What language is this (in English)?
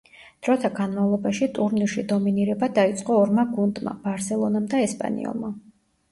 Georgian